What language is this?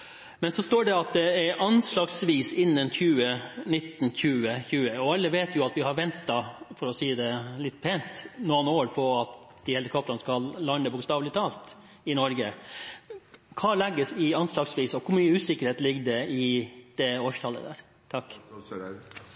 Norwegian Bokmål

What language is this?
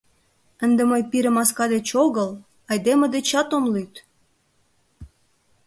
Mari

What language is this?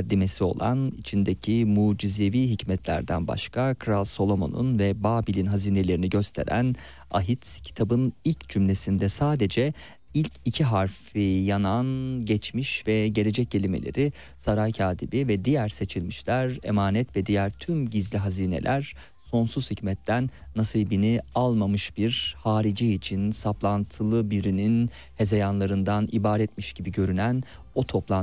Turkish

